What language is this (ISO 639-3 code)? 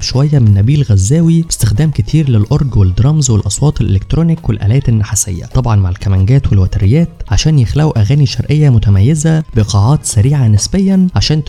ara